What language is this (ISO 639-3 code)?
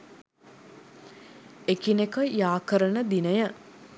sin